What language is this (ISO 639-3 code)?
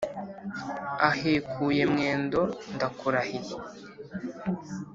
kin